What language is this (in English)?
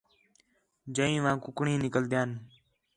Khetrani